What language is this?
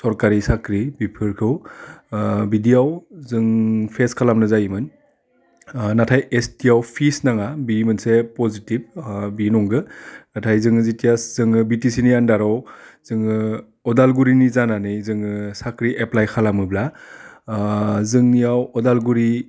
Bodo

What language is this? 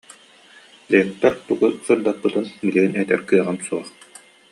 Yakut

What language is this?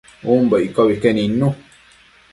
Matsés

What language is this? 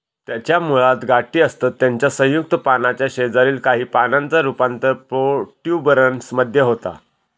Marathi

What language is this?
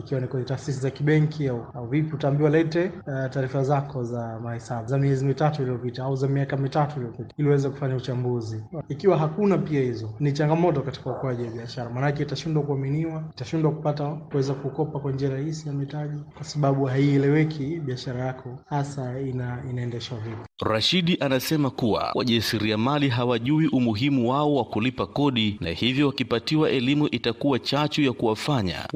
Swahili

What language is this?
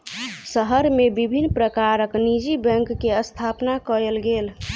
Maithili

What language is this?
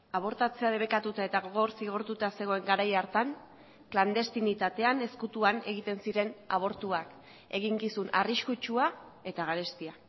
Basque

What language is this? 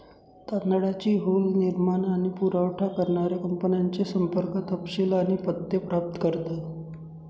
Marathi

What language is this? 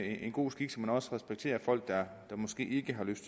Danish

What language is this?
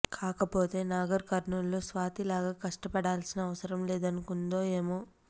Telugu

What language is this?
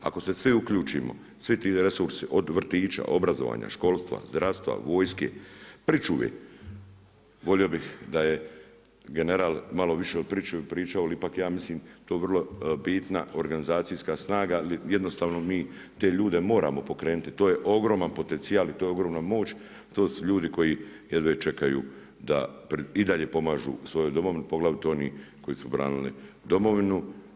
Croatian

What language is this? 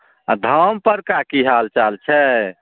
Maithili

